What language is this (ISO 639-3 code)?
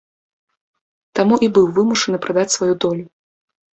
bel